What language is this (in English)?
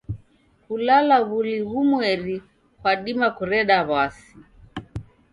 Taita